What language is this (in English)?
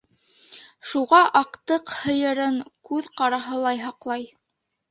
Bashkir